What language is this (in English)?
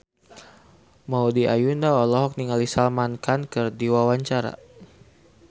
Sundanese